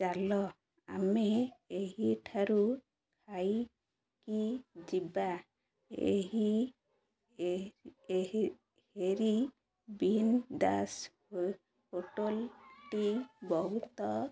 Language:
Odia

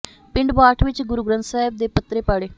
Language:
Punjabi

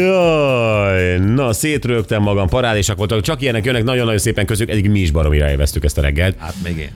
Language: Hungarian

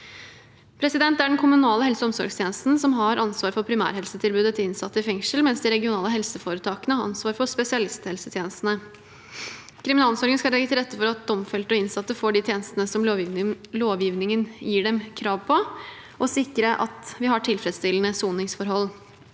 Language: Norwegian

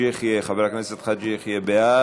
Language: Hebrew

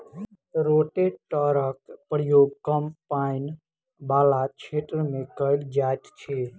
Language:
Maithili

